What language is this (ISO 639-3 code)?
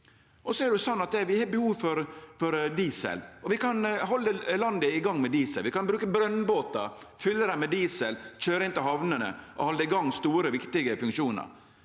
nor